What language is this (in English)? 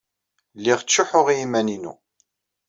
Kabyle